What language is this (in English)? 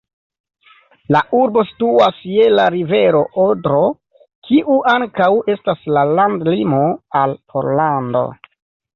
Esperanto